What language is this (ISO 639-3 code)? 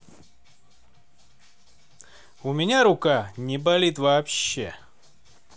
rus